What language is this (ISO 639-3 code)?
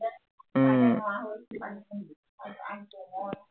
asm